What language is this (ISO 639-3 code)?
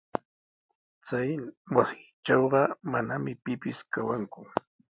qws